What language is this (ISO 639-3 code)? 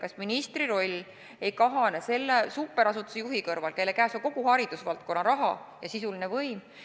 est